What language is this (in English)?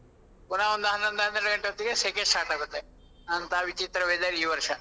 Kannada